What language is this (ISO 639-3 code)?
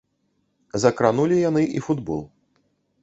bel